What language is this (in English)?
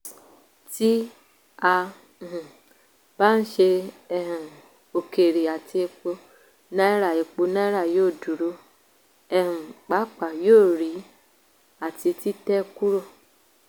Yoruba